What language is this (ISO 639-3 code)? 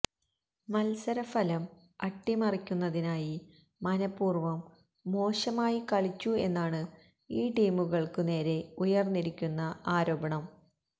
mal